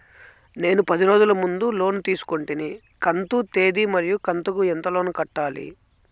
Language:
Telugu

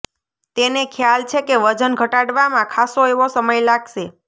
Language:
Gujarati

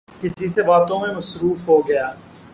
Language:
Urdu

